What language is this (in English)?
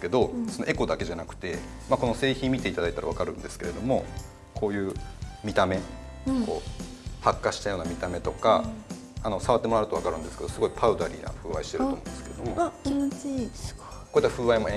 Japanese